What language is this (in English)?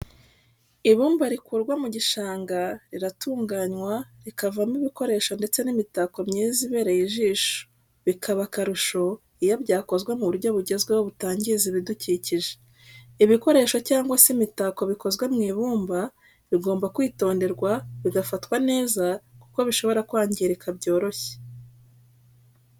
Kinyarwanda